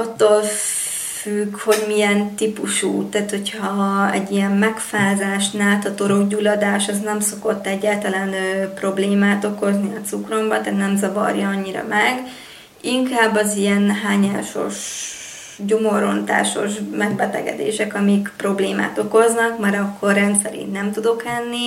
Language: Hungarian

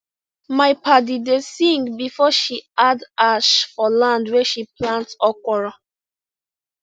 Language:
Nigerian Pidgin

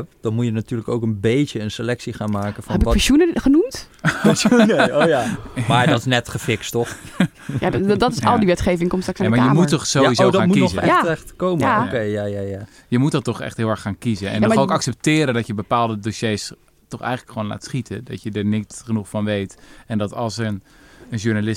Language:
Dutch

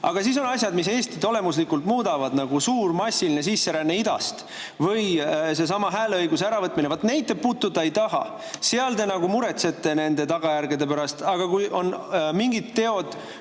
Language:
Estonian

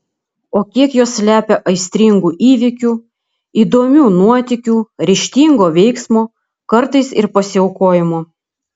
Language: Lithuanian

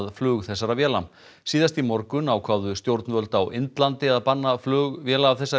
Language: Icelandic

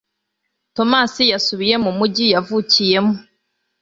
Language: Kinyarwanda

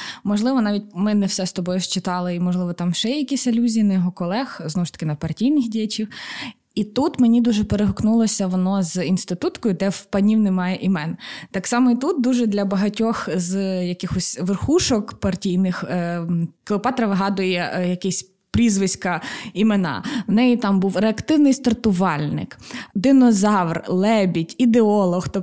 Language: Ukrainian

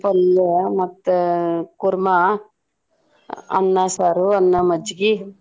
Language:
Kannada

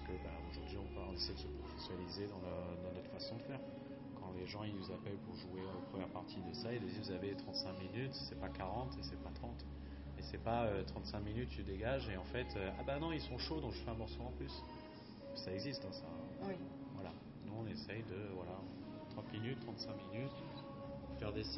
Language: French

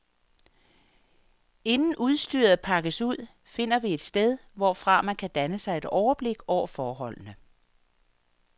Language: Danish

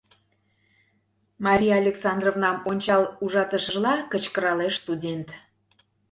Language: Mari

